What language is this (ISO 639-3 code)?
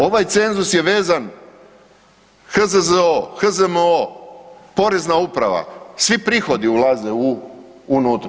hrv